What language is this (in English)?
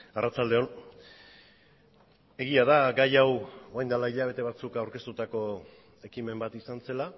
Basque